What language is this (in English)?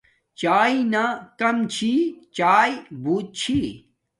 Domaaki